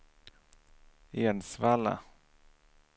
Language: Swedish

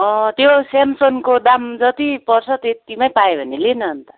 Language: Nepali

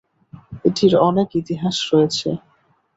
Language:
Bangla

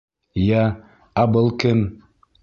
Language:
Bashkir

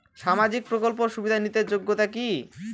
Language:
Bangla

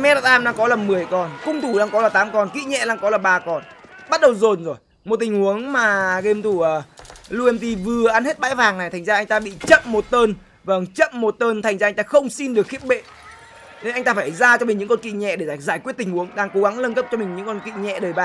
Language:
Vietnamese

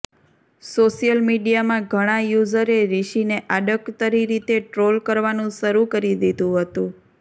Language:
Gujarati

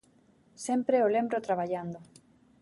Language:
Galician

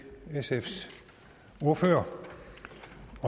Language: Danish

